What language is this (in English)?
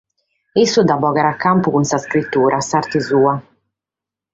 Sardinian